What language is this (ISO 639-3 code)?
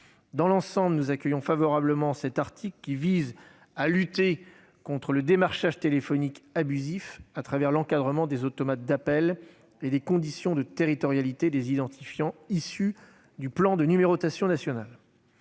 fra